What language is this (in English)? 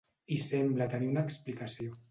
Catalan